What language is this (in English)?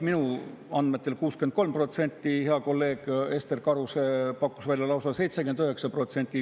Estonian